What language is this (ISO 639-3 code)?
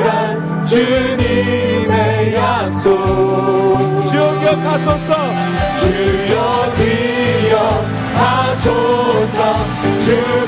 kor